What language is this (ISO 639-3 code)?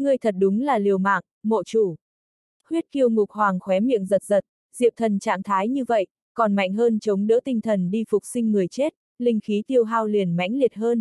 vie